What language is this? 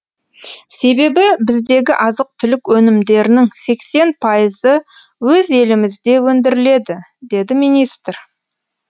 Kazakh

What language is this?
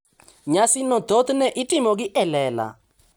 Luo (Kenya and Tanzania)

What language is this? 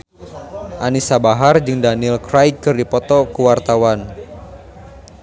Sundanese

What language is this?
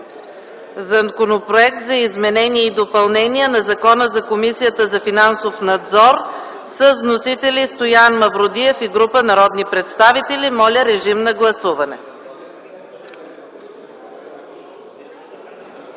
Bulgarian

